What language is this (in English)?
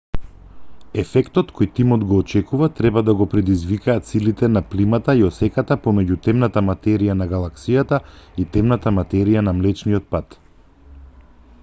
Macedonian